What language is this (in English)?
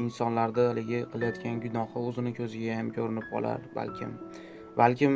Uzbek